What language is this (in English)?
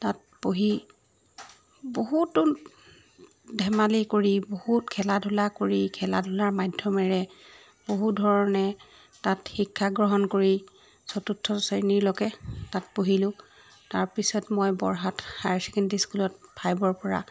Assamese